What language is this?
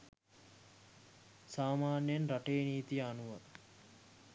Sinhala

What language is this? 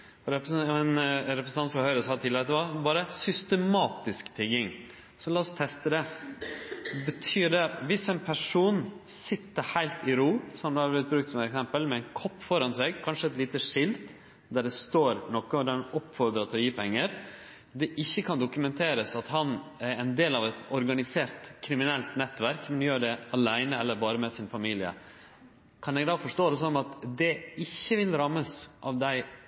Norwegian Nynorsk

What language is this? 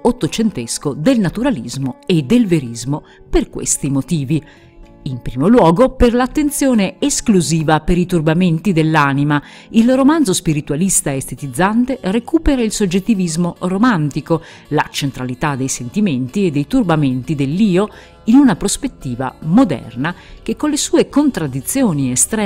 Italian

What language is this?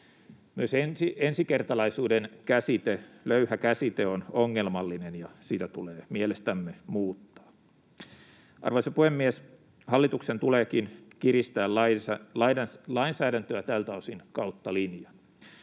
Finnish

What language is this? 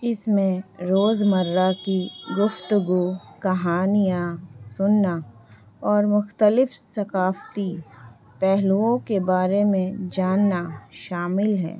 Urdu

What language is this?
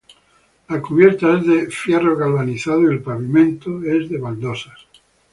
Spanish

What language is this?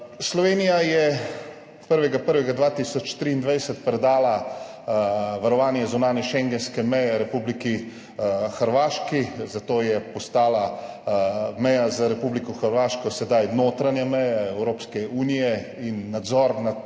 Slovenian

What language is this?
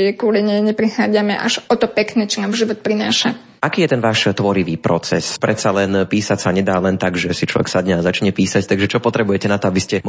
Slovak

